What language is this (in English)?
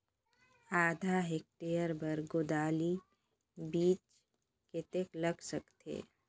Chhattisgarhi